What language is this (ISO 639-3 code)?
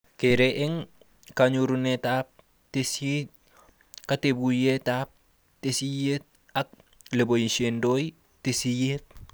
kln